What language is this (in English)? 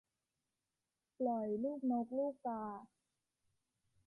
Thai